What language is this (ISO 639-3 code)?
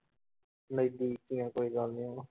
pan